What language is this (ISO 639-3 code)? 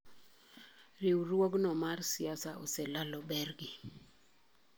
luo